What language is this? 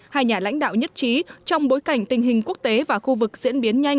Vietnamese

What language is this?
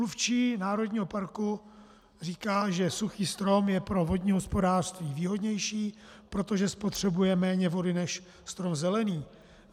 Czech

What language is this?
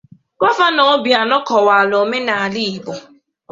Igbo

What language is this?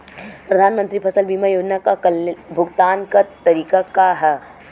Bhojpuri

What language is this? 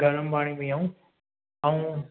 Sindhi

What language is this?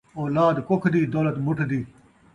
Saraiki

